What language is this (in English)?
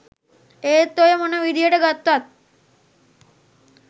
Sinhala